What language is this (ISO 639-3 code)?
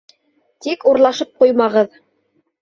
bak